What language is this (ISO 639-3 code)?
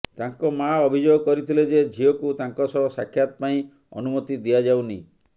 ori